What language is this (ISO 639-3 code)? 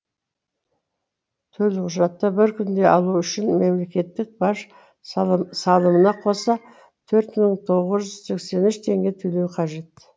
kaz